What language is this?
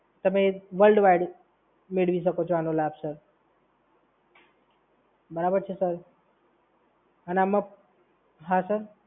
Gujarati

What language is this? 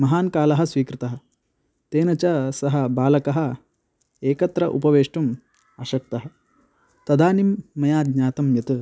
Sanskrit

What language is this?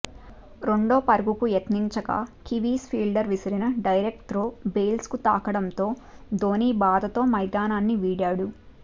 Telugu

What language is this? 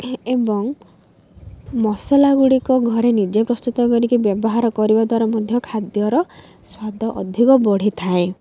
Odia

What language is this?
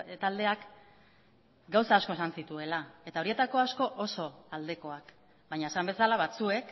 Basque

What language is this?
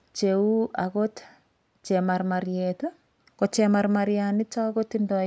Kalenjin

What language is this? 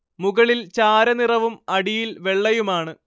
Malayalam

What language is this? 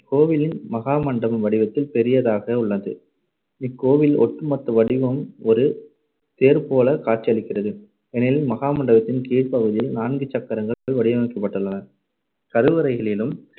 Tamil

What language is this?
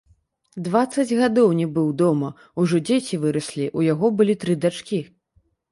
Belarusian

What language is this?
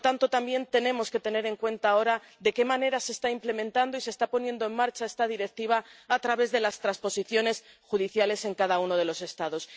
Spanish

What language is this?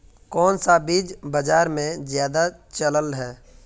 Magahi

